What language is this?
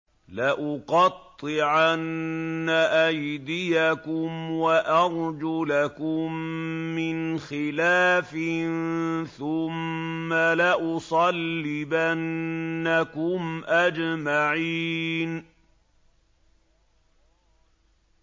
Arabic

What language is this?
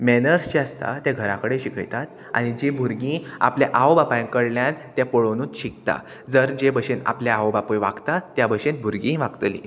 Konkani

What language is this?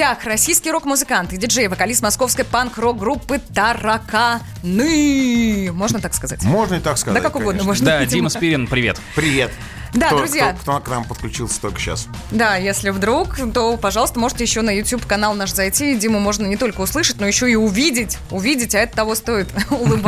Russian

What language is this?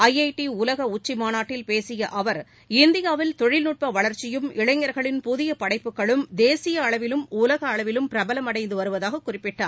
Tamil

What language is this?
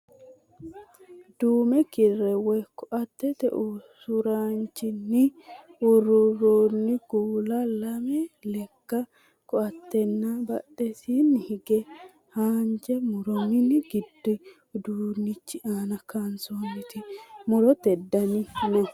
Sidamo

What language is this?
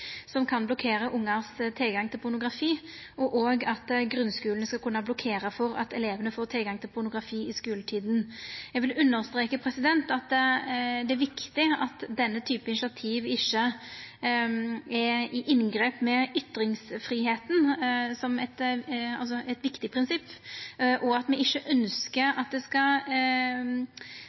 Norwegian Nynorsk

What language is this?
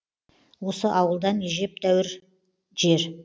Kazakh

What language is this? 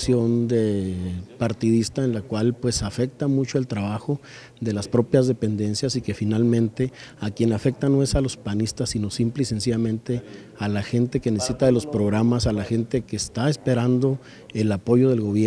Spanish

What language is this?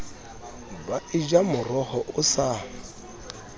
Southern Sotho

